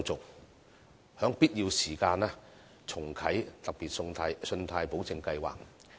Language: Cantonese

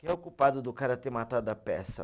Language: Portuguese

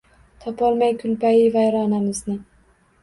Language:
Uzbek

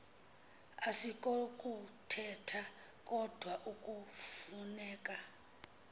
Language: Xhosa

